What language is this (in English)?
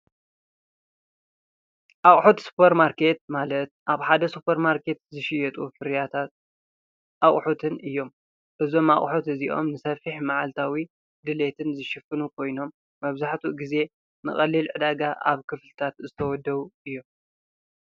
Tigrinya